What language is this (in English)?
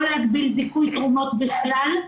Hebrew